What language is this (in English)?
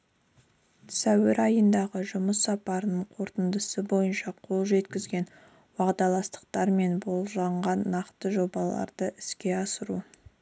Kazakh